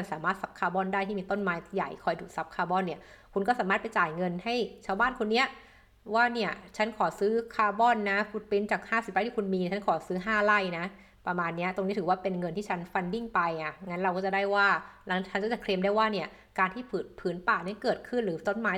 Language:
Thai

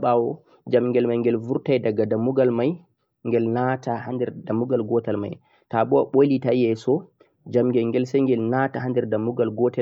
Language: Central-Eastern Niger Fulfulde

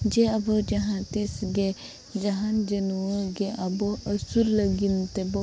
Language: Santali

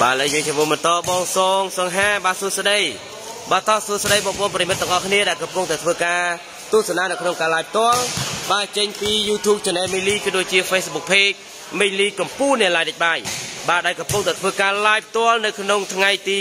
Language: Thai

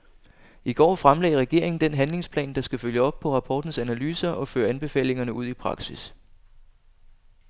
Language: Danish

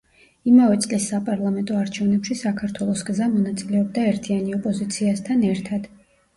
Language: Georgian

